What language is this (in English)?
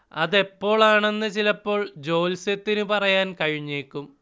Malayalam